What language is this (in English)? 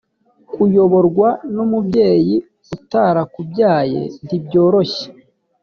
Kinyarwanda